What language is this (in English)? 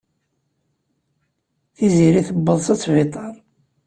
Kabyle